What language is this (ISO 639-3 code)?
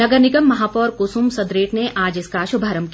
hin